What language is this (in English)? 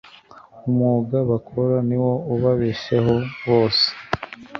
Kinyarwanda